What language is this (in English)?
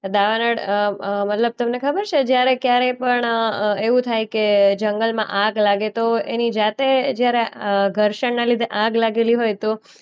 Gujarati